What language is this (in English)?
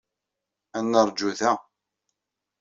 Kabyle